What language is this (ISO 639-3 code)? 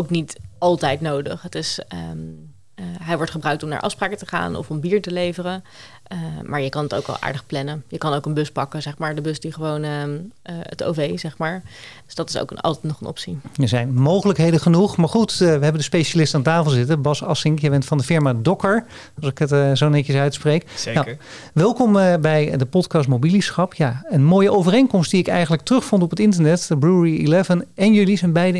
nld